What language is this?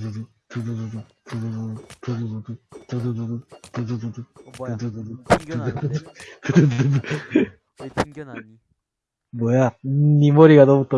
Korean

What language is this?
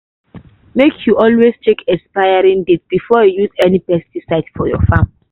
Nigerian Pidgin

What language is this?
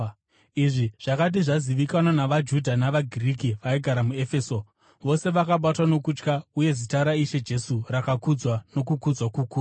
Shona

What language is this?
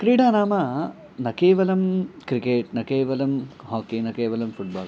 Sanskrit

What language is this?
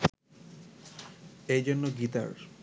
Bangla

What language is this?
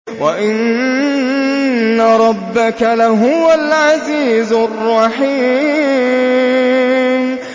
Arabic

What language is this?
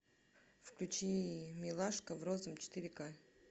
Russian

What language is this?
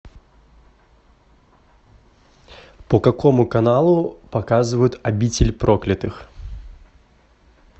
Russian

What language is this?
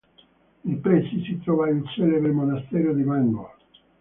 Italian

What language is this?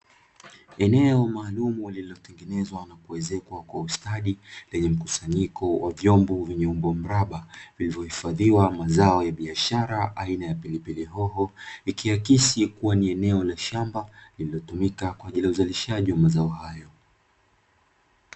Swahili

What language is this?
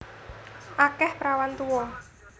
Javanese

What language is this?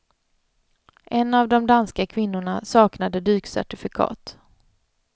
Swedish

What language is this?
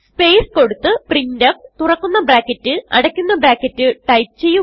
Malayalam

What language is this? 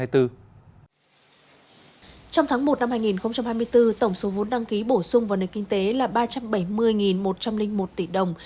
Vietnamese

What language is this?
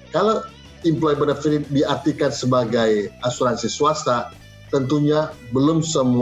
Indonesian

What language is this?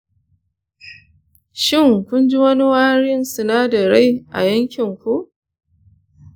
Hausa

